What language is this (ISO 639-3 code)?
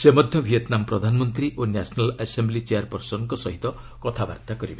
ori